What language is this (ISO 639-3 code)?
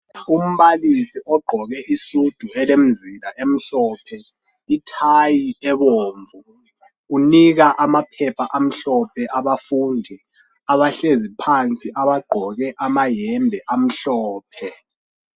nde